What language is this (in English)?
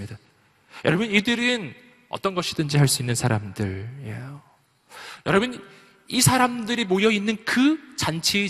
Korean